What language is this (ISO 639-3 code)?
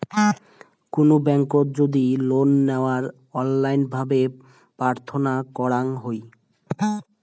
ben